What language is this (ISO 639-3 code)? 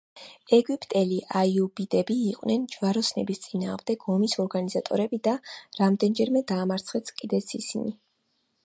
kat